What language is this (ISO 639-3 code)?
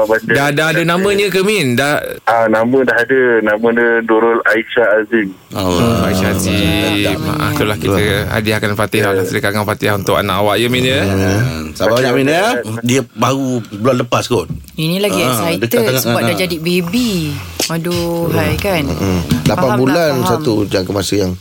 msa